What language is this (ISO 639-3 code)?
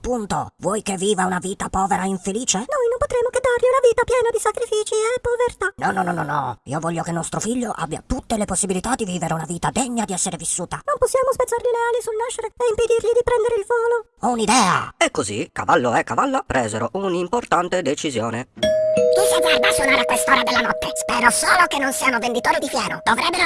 ita